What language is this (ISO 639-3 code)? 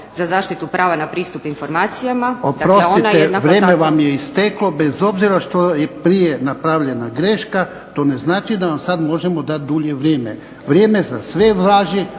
hrv